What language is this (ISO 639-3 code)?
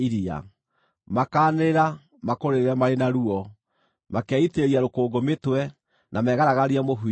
kik